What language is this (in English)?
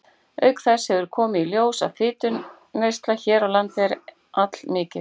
Icelandic